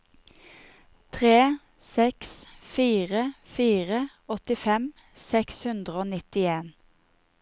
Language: Norwegian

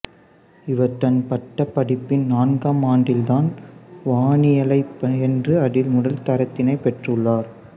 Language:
Tamil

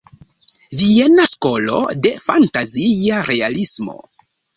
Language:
Esperanto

